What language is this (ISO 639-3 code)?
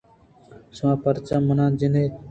bgp